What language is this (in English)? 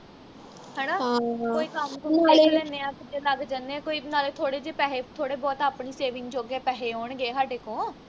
Punjabi